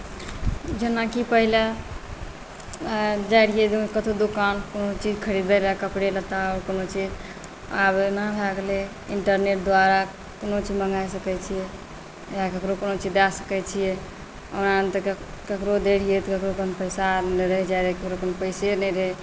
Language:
Maithili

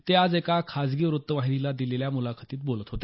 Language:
Marathi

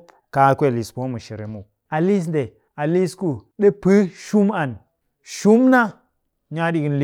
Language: Cakfem-Mushere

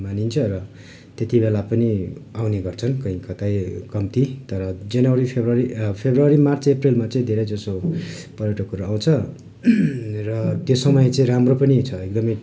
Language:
Nepali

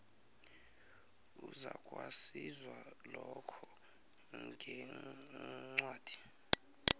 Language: South Ndebele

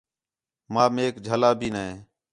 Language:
Khetrani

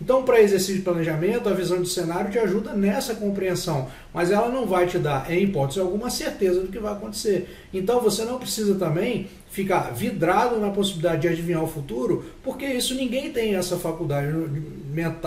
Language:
Portuguese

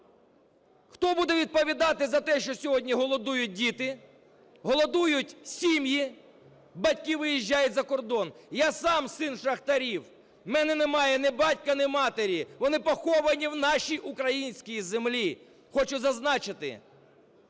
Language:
Ukrainian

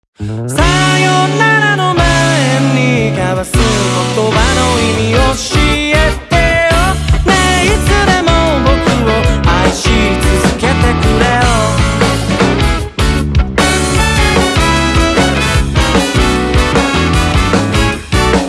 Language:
Korean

